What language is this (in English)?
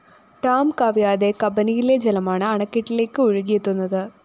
Malayalam